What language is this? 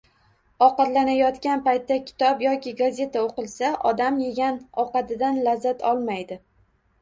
Uzbek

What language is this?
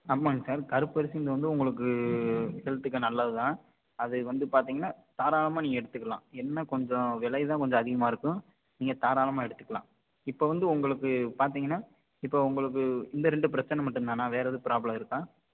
Tamil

